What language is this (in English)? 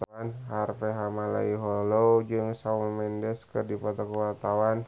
Sundanese